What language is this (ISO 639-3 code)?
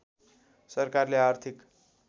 nep